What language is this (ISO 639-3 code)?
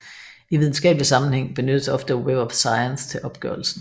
dan